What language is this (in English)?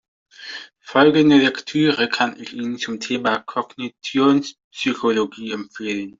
German